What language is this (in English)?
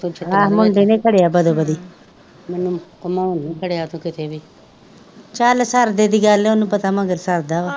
Punjabi